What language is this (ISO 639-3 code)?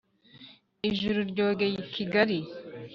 kin